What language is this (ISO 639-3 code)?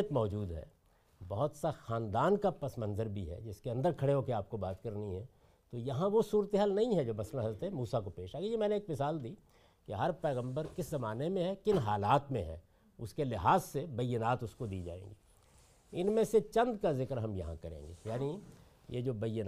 urd